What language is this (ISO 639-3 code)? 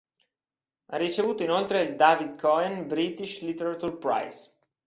ita